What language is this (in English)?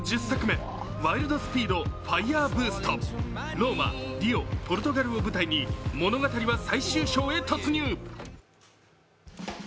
Japanese